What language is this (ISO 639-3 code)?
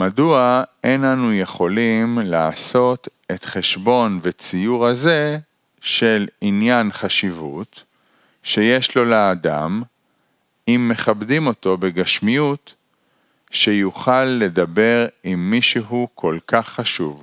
heb